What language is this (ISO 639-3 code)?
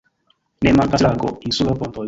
epo